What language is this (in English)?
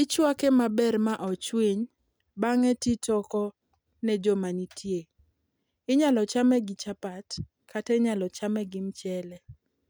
Luo (Kenya and Tanzania)